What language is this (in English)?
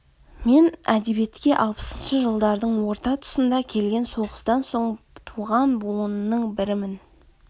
Kazakh